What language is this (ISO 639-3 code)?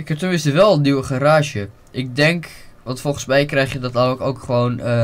nld